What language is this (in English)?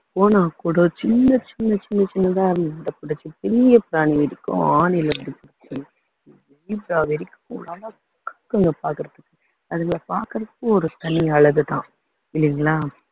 Tamil